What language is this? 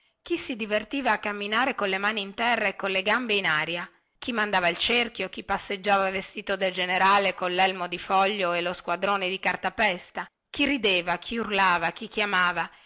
Italian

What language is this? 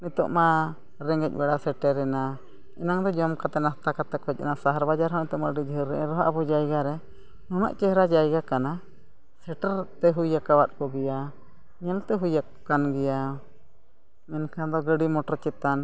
Santali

